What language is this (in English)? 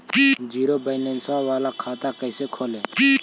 Magahi